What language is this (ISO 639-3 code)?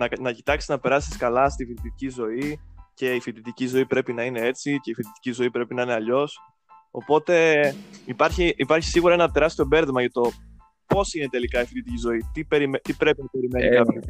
ell